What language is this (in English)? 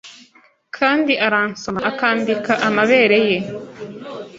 Kinyarwanda